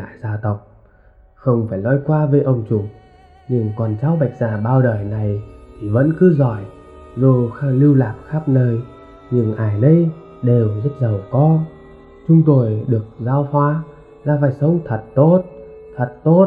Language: Vietnamese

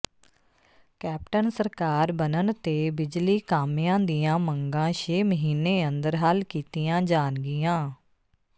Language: Punjabi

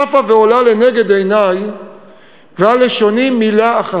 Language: Hebrew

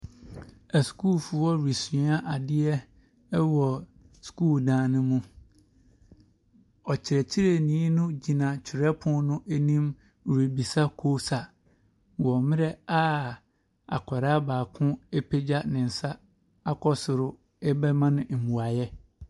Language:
Akan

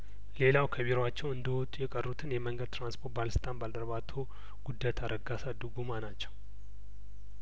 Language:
Amharic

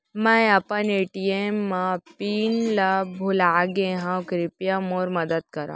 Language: Chhattisgarhi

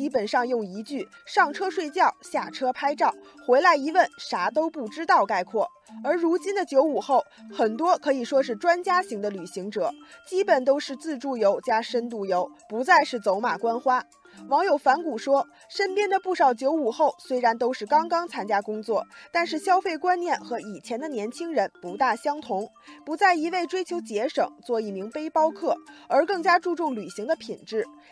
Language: Chinese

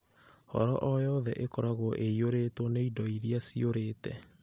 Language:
Kikuyu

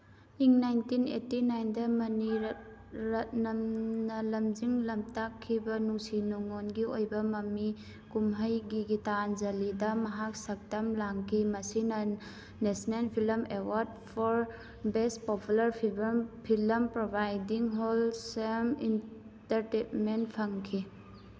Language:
Manipuri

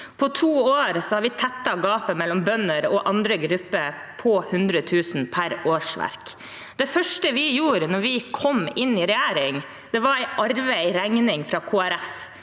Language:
Norwegian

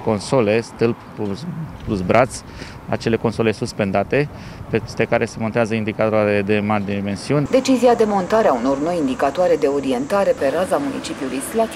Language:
Romanian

